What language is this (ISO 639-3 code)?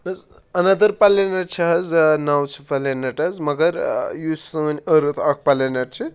kas